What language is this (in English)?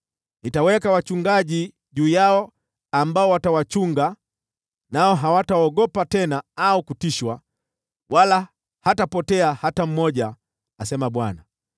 Swahili